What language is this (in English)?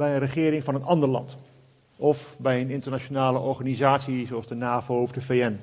Dutch